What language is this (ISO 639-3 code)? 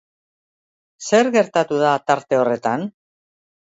eus